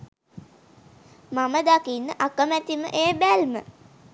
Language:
Sinhala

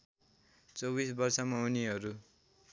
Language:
Nepali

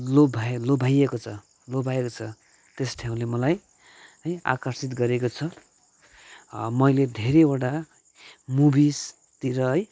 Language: Nepali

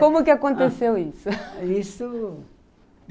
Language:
Portuguese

